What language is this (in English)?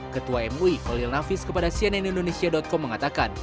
Indonesian